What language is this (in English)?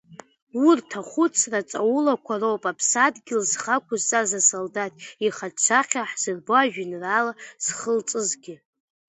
Abkhazian